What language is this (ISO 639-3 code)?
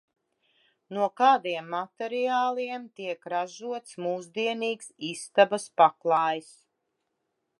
lav